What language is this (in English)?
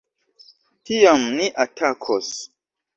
Esperanto